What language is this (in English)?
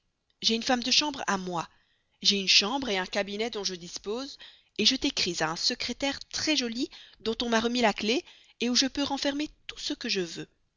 French